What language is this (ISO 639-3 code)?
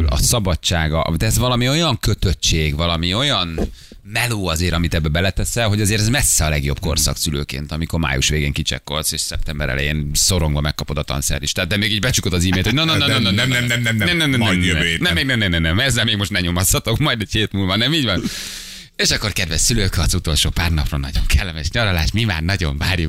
hun